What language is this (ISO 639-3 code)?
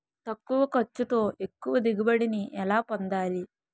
tel